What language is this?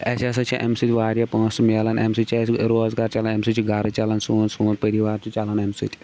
Kashmiri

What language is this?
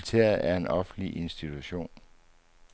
Danish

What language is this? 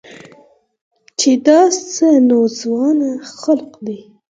Pashto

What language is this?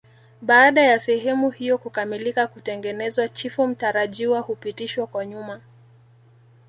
Swahili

